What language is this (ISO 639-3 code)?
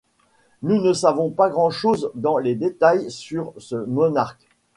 fra